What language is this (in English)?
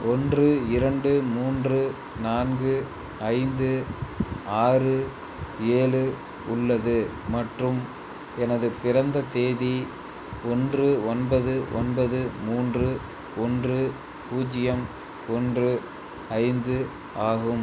Tamil